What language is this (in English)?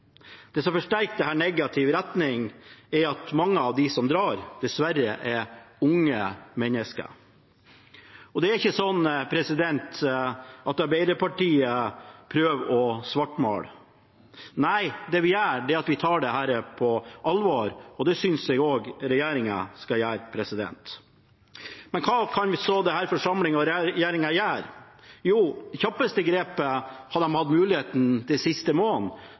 Norwegian Bokmål